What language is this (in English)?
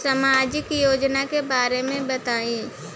Bhojpuri